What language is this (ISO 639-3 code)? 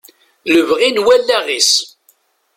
kab